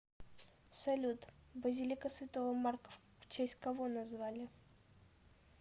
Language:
Russian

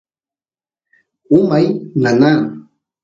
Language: Santiago del Estero Quichua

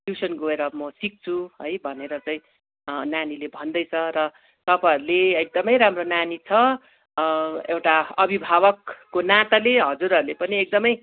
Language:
Nepali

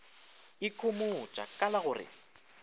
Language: Northern Sotho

